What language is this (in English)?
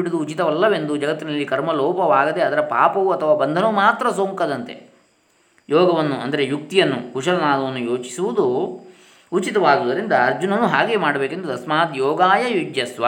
Kannada